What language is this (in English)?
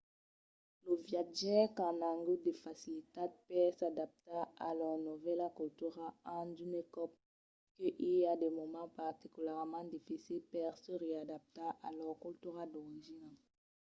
Occitan